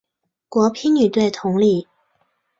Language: Chinese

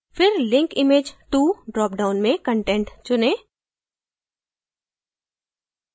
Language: Hindi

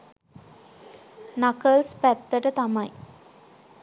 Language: Sinhala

